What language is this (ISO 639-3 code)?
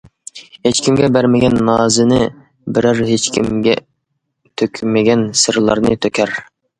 uig